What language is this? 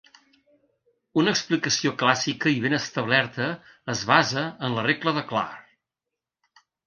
Catalan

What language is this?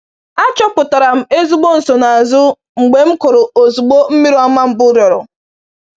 Igbo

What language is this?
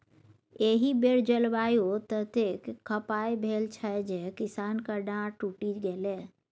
Maithili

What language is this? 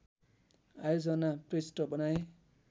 Nepali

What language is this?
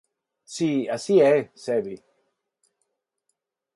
Galician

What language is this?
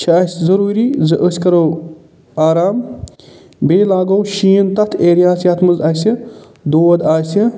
Kashmiri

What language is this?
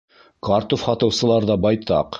Bashkir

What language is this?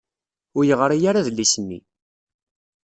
Kabyle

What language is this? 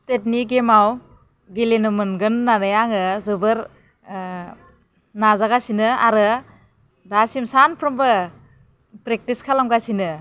Bodo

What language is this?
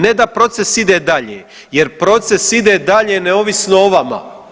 Croatian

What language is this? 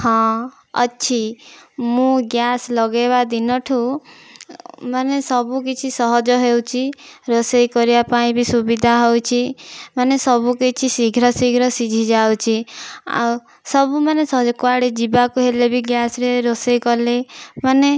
Odia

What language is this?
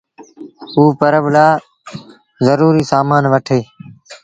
Sindhi Bhil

